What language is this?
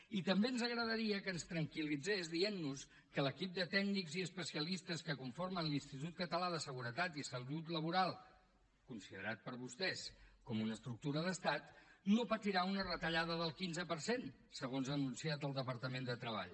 Catalan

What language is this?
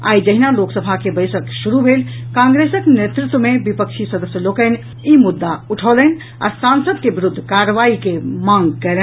Maithili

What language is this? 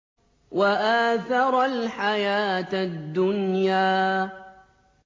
Arabic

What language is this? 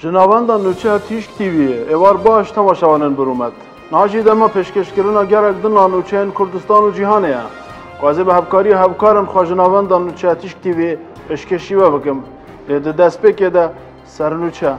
Persian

